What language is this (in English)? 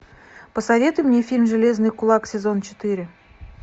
Russian